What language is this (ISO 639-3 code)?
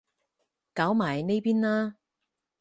yue